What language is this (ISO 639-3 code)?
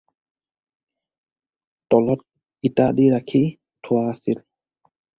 asm